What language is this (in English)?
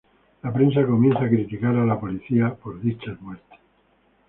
Spanish